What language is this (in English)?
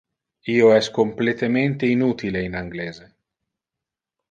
Interlingua